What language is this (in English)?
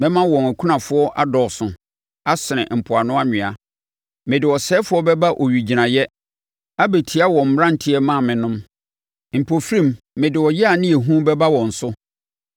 Akan